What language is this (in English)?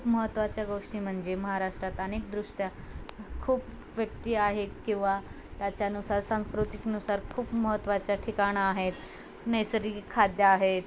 Marathi